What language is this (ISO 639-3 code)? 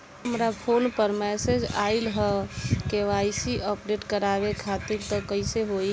bho